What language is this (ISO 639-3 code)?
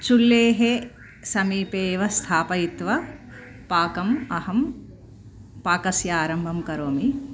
san